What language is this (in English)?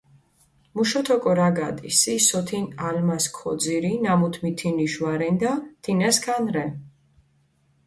Mingrelian